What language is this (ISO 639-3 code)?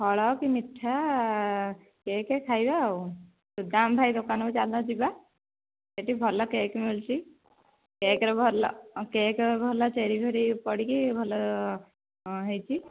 ori